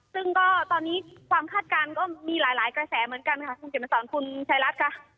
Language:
Thai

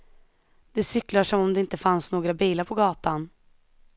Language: Swedish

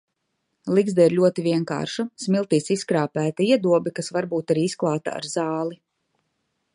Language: Latvian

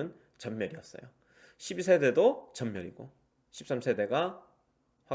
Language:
Korean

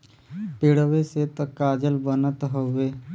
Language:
Bhojpuri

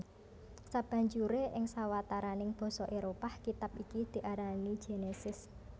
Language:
Javanese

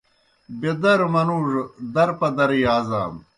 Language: Kohistani Shina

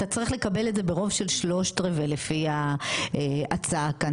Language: Hebrew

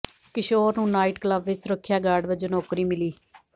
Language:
Punjabi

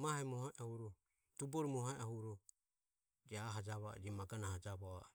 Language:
Ömie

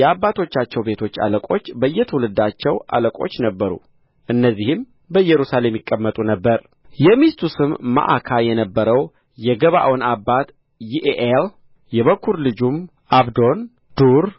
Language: Amharic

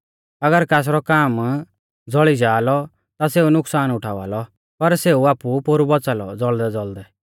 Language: Mahasu Pahari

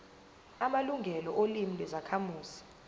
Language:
Zulu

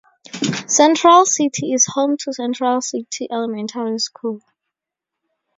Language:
English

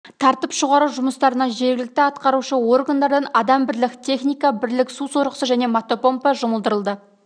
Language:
Kazakh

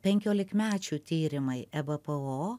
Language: Lithuanian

